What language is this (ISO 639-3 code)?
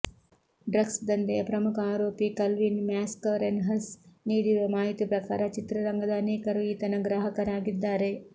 kan